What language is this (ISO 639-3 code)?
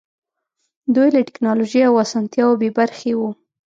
pus